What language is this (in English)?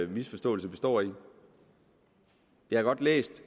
Danish